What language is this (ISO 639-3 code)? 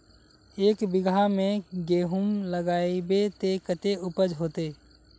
mag